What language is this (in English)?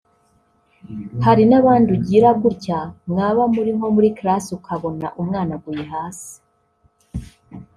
Kinyarwanda